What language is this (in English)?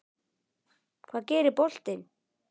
Icelandic